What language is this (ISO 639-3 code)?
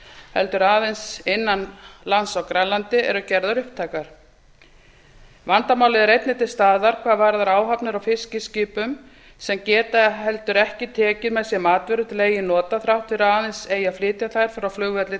isl